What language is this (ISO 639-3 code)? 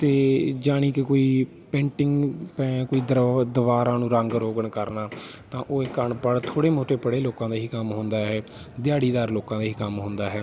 pan